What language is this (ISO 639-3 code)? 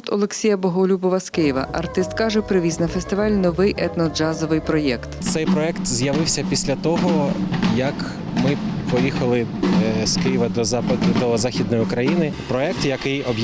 ukr